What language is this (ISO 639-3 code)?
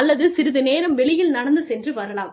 tam